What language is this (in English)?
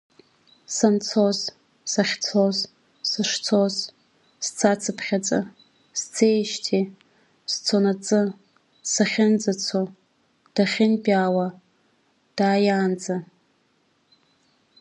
Abkhazian